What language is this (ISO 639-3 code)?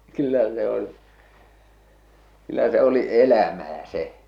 fin